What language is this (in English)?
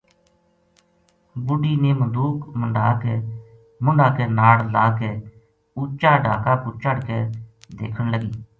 Gujari